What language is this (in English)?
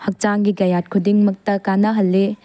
Manipuri